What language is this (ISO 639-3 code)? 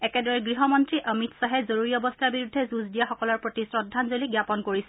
asm